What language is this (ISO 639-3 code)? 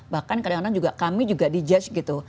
ind